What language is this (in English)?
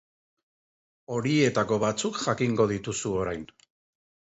Basque